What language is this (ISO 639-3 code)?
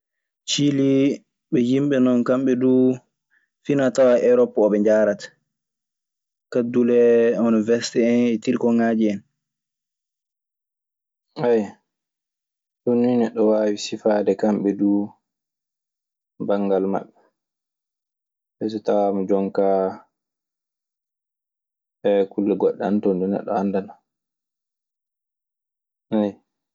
ffm